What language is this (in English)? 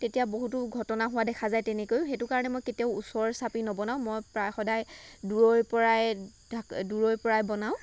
Assamese